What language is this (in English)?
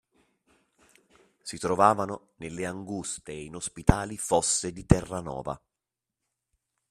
Italian